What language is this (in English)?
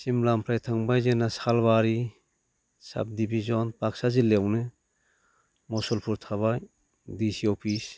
Bodo